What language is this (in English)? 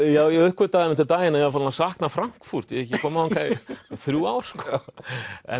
Icelandic